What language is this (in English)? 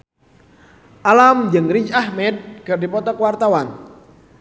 Sundanese